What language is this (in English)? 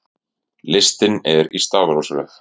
Icelandic